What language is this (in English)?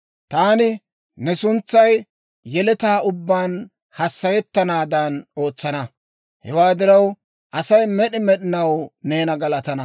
Dawro